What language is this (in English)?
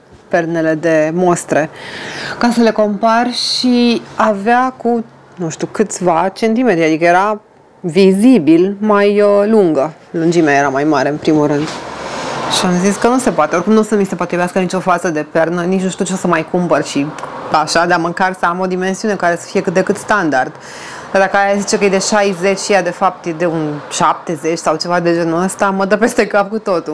Romanian